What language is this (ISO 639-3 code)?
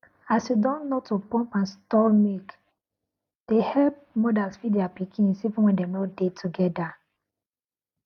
pcm